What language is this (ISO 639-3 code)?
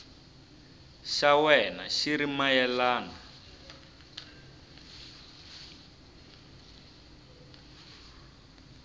tso